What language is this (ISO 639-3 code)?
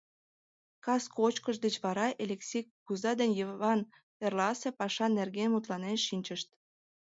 chm